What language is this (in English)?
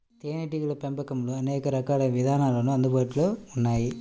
Telugu